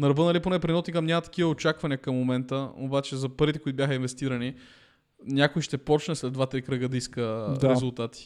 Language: Bulgarian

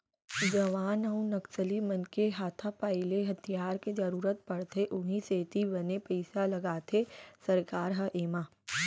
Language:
Chhattisgarhi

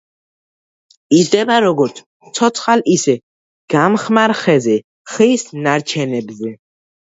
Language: Georgian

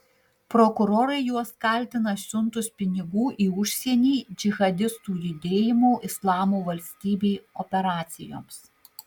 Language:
Lithuanian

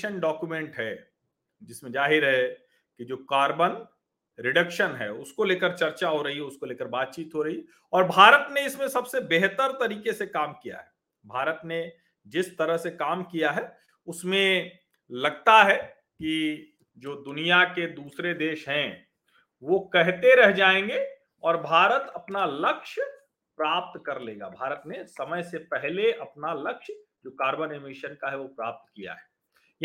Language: Hindi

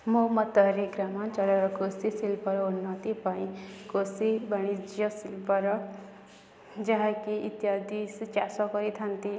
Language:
Odia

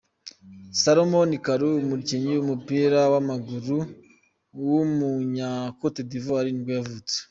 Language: Kinyarwanda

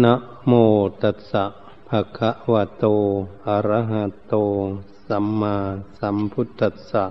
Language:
Thai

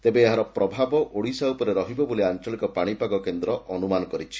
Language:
Odia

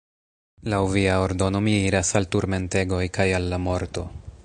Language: Esperanto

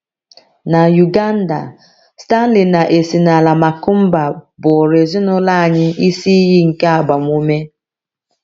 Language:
Igbo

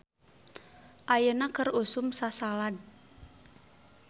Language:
Sundanese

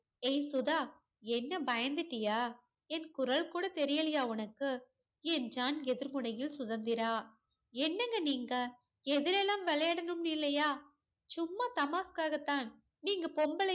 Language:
Tamil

